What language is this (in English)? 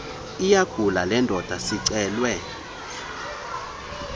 Xhosa